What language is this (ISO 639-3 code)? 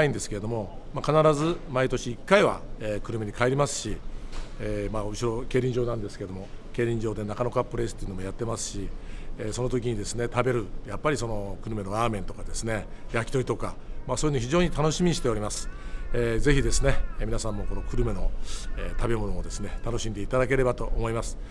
jpn